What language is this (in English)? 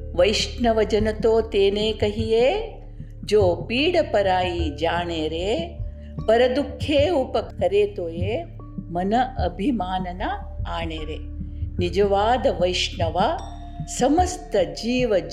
Kannada